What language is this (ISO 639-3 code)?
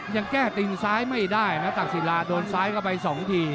tha